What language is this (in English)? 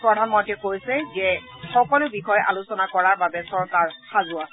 Assamese